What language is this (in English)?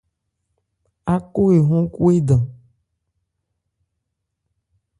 Ebrié